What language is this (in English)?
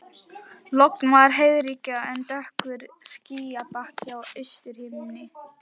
Icelandic